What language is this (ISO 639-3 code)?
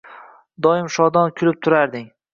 uzb